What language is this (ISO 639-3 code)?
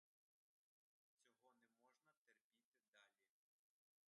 ukr